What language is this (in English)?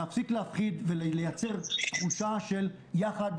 Hebrew